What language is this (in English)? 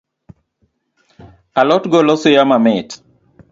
Luo (Kenya and Tanzania)